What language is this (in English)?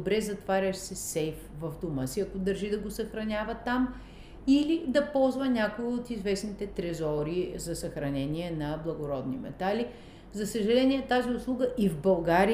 Bulgarian